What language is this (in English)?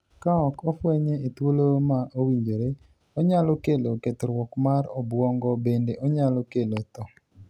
Luo (Kenya and Tanzania)